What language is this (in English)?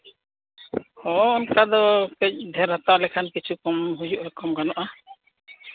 Santali